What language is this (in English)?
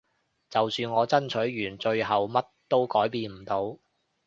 Cantonese